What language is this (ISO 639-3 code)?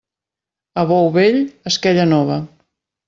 cat